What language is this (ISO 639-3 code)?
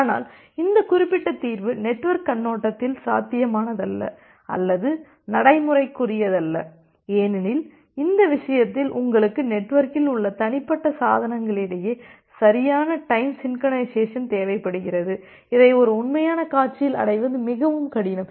tam